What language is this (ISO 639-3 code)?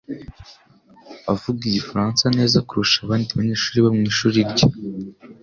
kin